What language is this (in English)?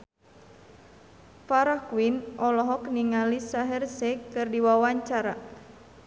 Sundanese